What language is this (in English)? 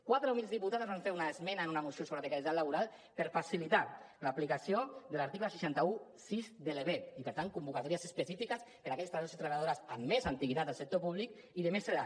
Catalan